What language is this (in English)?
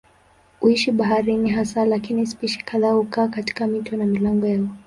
Swahili